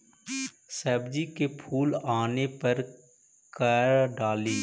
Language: Magahi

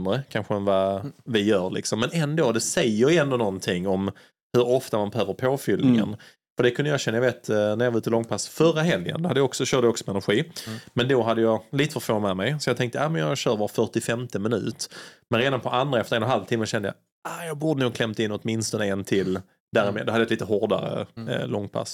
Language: Swedish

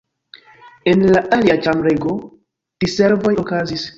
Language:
Esperanto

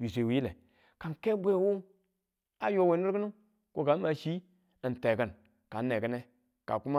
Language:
Tula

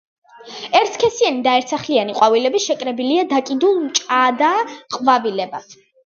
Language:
Georgian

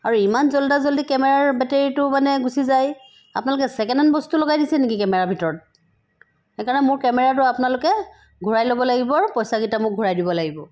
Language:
Assamese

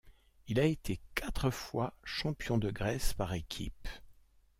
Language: French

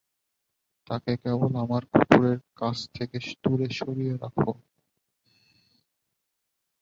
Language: Bangla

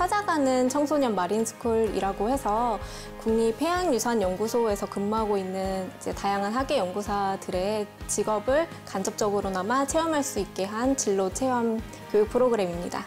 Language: Korean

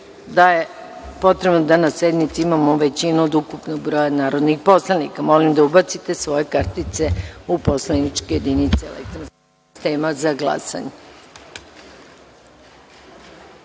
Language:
Serbian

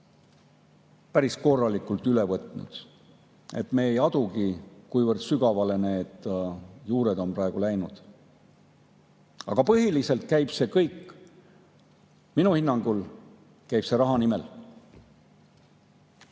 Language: Estonian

